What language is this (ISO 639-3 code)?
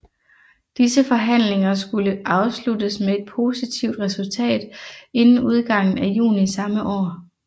dan